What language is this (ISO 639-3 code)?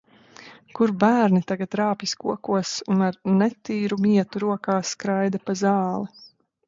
lav